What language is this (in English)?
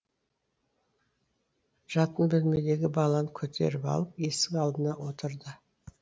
Kazakh